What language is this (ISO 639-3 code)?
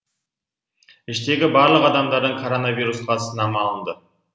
kaz